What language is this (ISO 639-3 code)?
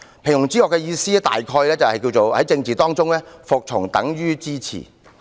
yue